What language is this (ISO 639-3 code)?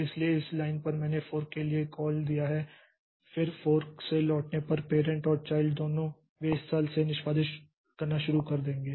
hin